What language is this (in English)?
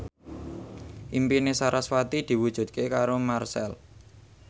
Javanese